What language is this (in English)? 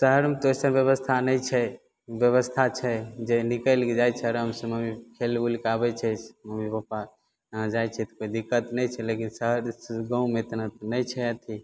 Maithili